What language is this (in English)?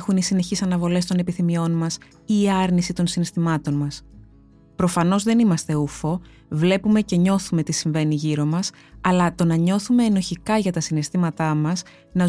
Greek